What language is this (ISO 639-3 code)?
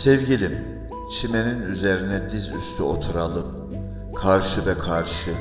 tur